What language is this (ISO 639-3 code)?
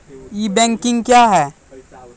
mai